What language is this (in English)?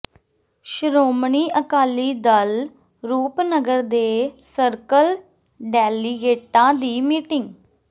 Punjabi